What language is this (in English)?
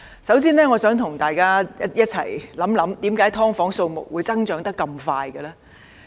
Cantonese